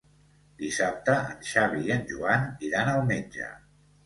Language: Catalan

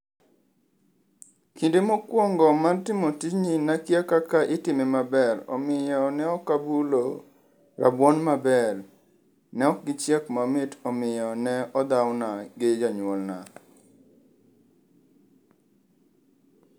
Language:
Luo (Kenya and Tanzania)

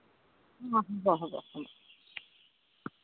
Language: Assamese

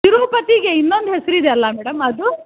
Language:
Kannada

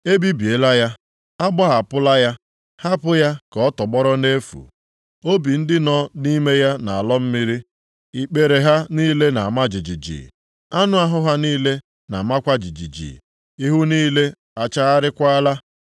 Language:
Igbo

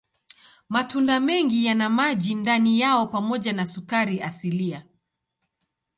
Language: Swahili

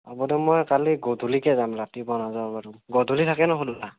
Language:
Assamese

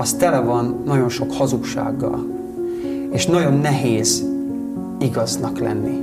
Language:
Hungarian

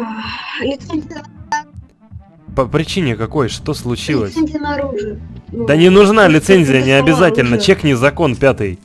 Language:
Russian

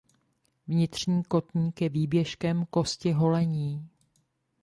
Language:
Czech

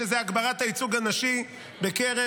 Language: Hebrew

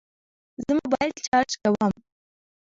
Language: Pashto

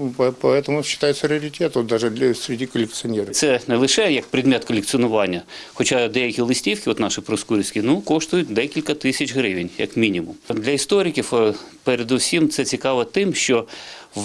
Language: Ukrainian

